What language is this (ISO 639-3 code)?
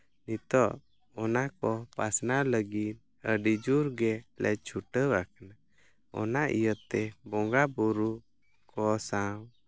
sat